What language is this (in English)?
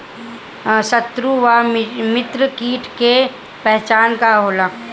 Bhojpuri